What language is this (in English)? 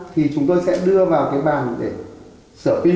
Vietnamese